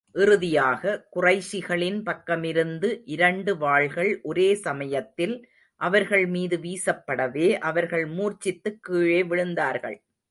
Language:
Tamil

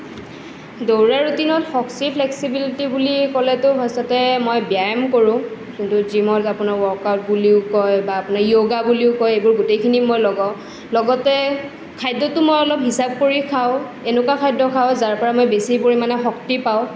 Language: Assamese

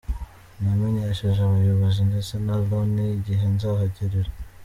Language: Kinyarwanda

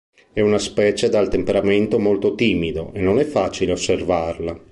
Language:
Italian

